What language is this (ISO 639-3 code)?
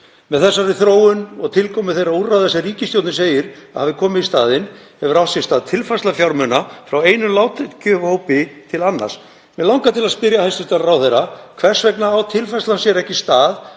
isl